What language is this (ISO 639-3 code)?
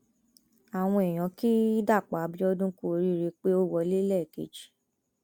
yor